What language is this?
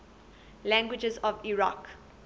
English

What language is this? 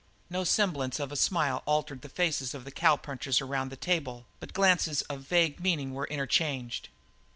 English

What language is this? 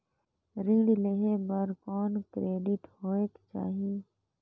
Chhattisgarhi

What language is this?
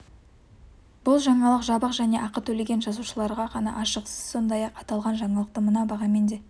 Kazakh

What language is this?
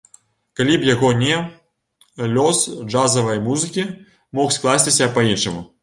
Belarusian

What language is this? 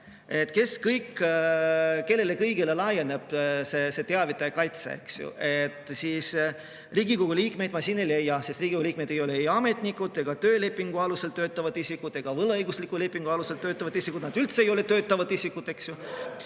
Estonian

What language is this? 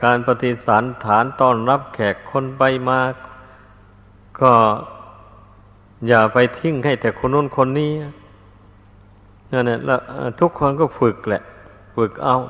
Thai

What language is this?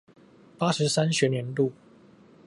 Chinese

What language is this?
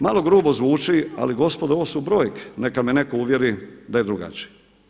Croatian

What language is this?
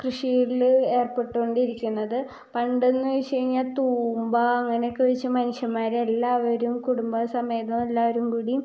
Malayalam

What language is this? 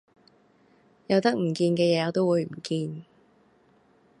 Cantonese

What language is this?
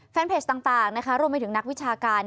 Thai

